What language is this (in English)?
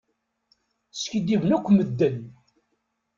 Kabyle